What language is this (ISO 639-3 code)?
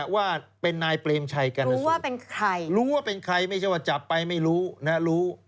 tha